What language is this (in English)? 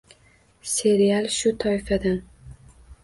Uzbek